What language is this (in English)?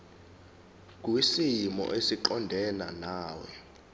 Zulu